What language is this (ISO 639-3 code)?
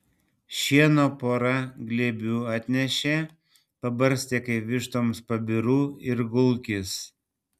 lit